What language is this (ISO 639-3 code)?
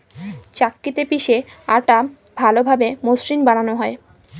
ben